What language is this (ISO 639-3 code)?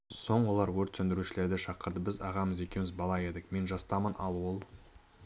kaz